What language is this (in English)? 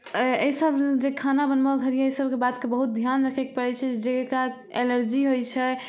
Maithili